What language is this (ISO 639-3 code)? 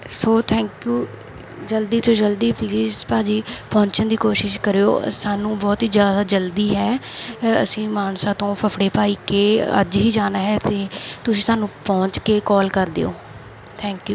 pan